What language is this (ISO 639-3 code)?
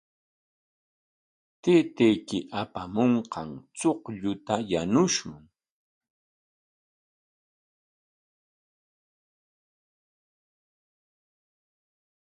qwa